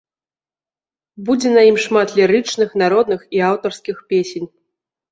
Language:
Belarusian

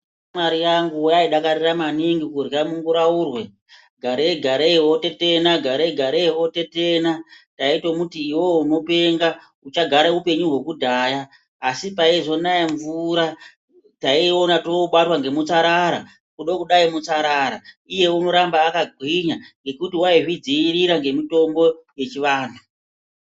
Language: Ndau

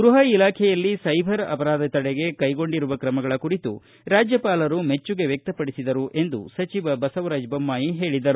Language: Kannada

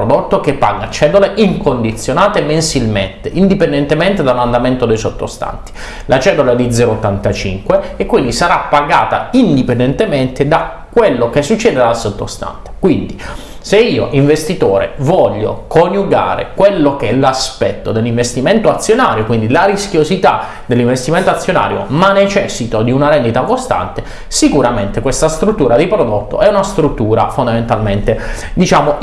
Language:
Italian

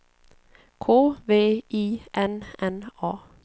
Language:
Swedish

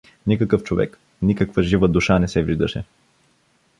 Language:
Bulgarian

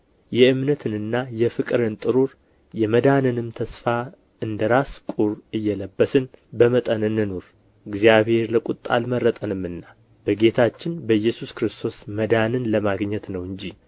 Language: Amharic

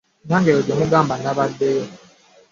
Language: Ganda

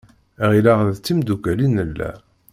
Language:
Kabyle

